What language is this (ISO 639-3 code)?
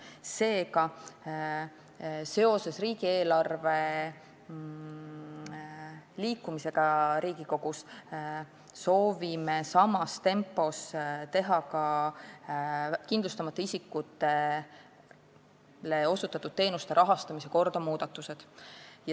est